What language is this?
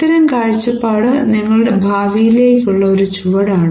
Malayalam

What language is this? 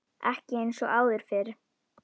Icelandic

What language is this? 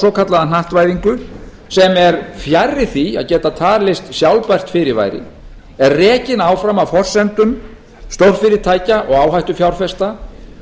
Icelandic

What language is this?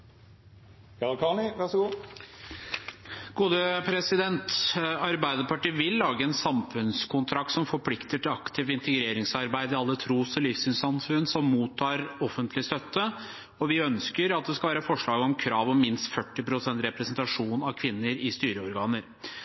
Norwegian Bokmål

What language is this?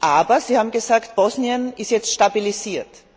German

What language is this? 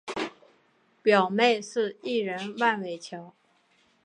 Chinese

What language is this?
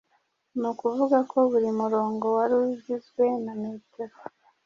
Kinyarwanda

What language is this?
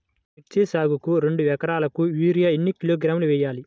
Telugu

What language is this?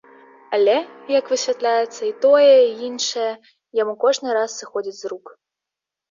Belarusian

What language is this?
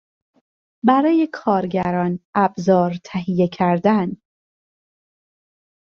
Persian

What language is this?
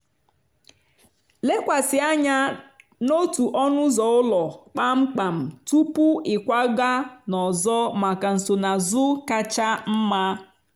Igbo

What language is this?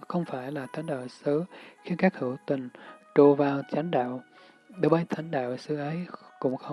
Vietnamese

